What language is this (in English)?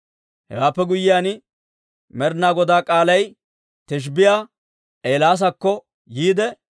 Dawro